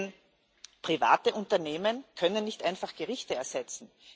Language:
German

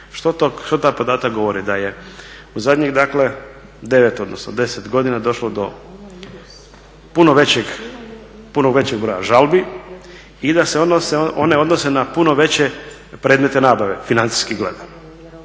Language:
Croatian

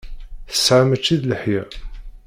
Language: Kabyle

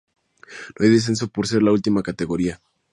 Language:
Spanish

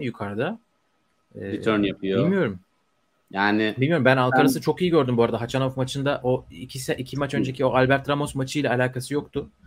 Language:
Turkish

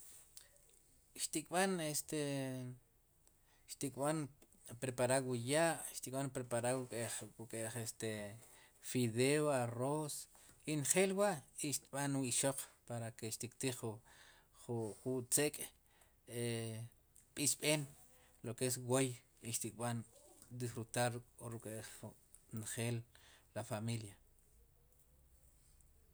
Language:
Sipacapense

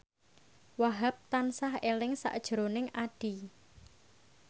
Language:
Javanese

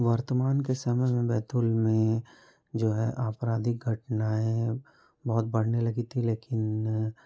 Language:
Hindi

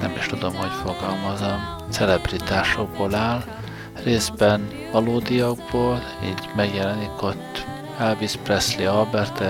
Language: Hungarian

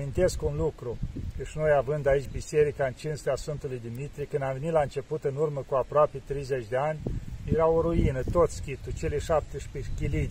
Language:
Romanian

